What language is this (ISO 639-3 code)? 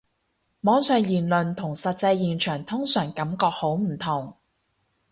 yue